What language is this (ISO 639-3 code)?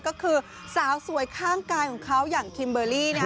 tha